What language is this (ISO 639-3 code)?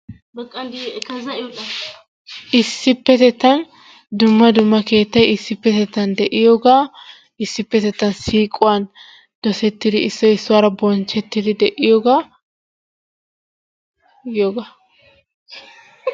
wal